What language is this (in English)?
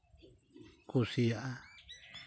Santali